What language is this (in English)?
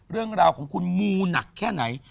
Thai